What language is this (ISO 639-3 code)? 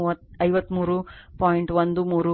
kan